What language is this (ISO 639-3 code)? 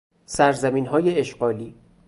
fas